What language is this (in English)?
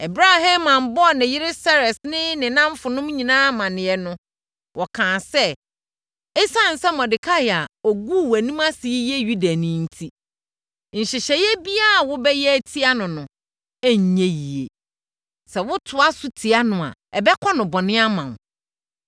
Akan